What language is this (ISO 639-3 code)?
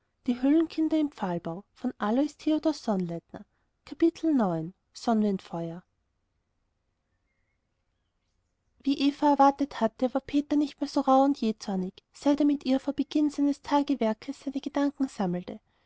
deu